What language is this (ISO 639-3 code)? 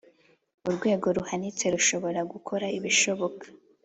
kin